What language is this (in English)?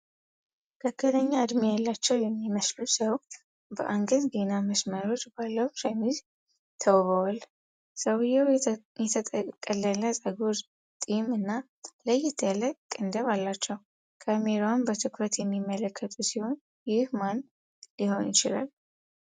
Amharic